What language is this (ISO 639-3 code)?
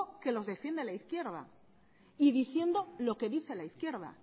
spa